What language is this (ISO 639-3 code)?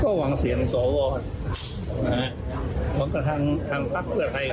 tha